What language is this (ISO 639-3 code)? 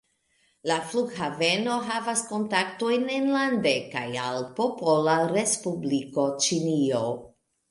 epo